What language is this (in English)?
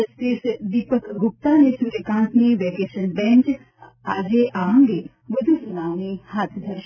Gujarati